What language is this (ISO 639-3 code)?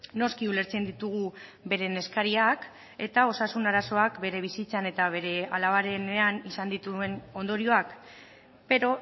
eus